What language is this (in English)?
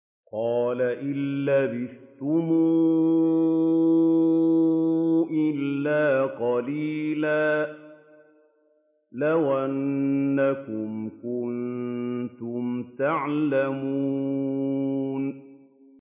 Arabic